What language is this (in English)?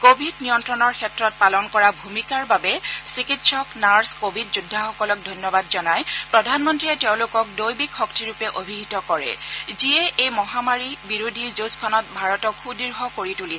Assamese